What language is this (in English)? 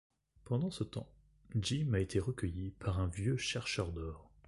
French